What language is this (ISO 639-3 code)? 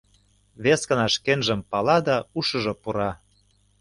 chm